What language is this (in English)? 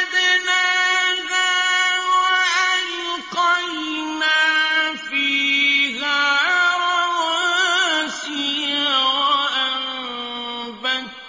Arabic